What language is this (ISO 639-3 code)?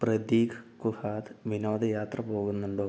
mal